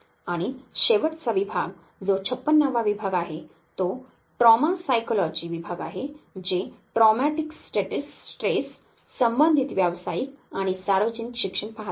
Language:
Marathi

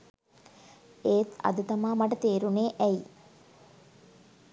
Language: Sinhala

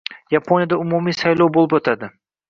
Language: Uzbek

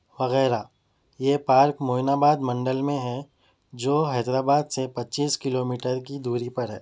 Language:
Urdu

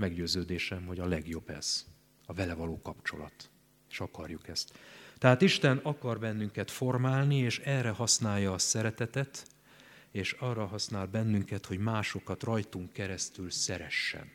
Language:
Hungarian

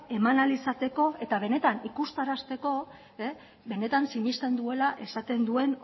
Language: Basque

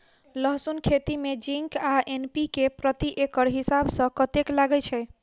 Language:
Maithili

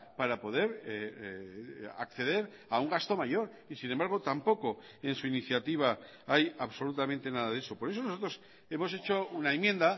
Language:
Spanish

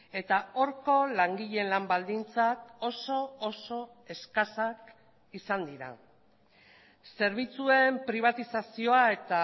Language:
Basque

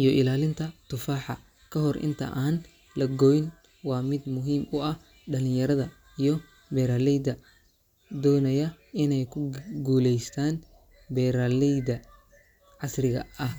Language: Somali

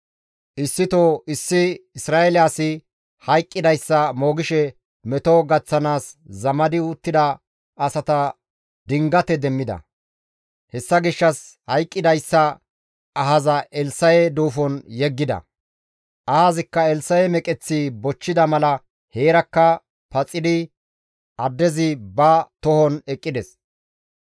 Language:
Gamo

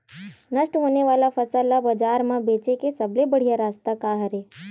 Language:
Chhattisgarhi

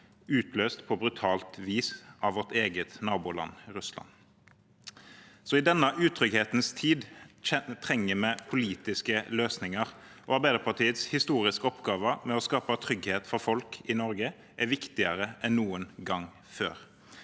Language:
Norwegian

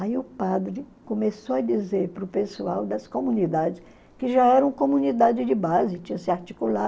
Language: Portuguese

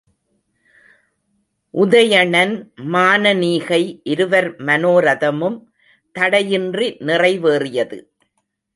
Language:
Tamil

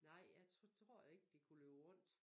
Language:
Danish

